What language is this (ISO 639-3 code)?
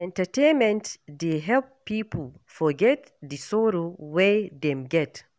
pcm